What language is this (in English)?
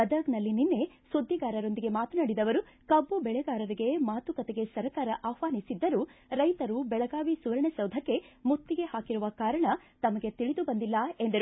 Kannada